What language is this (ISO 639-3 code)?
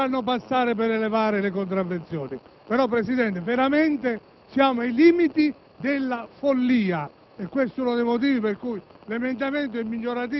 ita